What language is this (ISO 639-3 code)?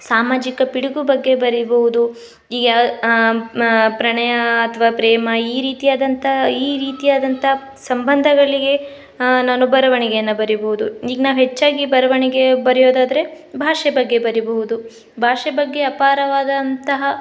kan